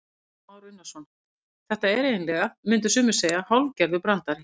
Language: Icelandic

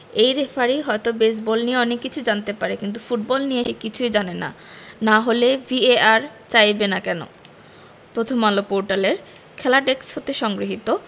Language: Bangla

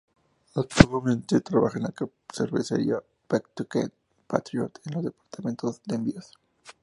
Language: Spanish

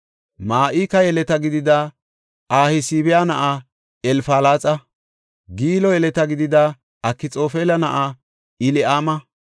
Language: Gofa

